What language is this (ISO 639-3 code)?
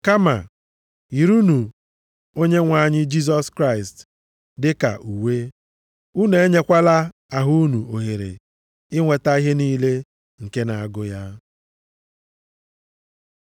ibo